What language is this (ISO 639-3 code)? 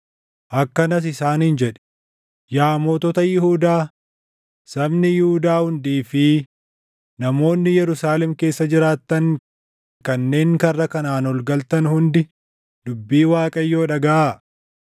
orm